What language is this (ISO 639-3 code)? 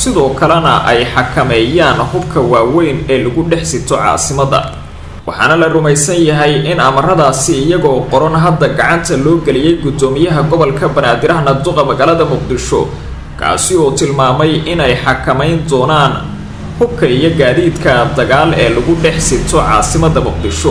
ara